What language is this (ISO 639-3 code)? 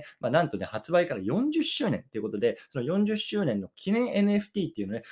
jpn